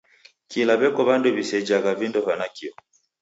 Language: Taita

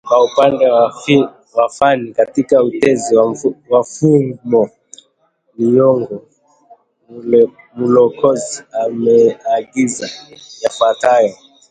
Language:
Swahili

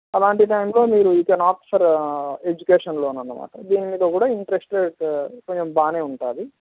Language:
Telugu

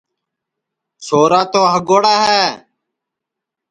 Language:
Sansi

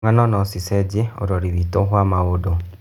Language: Kikuyu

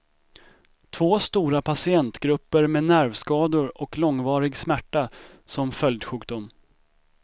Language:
Swedish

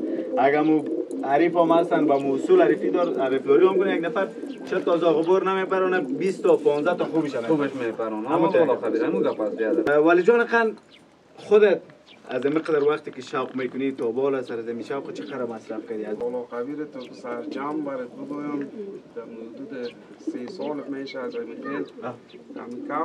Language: Romanian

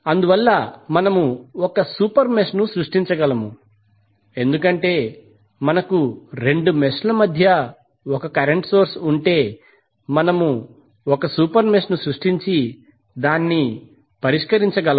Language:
Telugu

